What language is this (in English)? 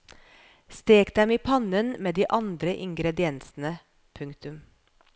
Norwegian